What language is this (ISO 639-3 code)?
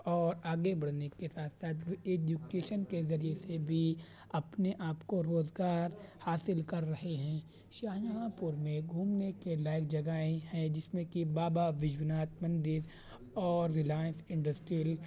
urd